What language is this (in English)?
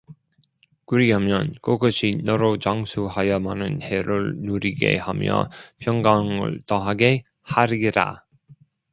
Korean